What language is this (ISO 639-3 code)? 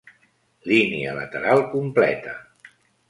cat